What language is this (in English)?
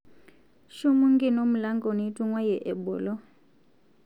Masai